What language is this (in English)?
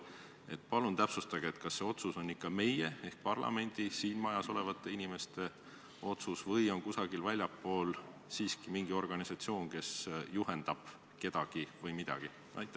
Estonian